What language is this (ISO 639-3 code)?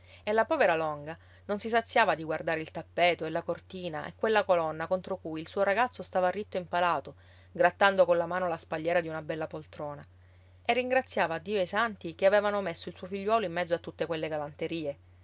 ita